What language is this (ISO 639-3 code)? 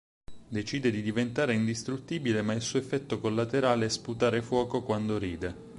ita